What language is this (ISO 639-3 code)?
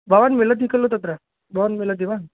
san